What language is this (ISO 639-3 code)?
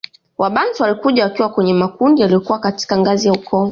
swa